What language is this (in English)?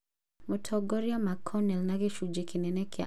Kikuyu